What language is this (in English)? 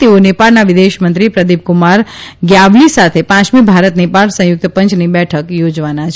Gujarati